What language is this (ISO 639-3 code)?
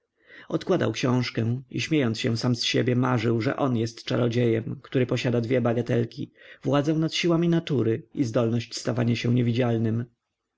pol